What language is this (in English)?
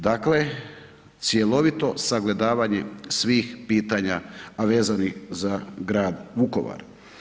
Croatian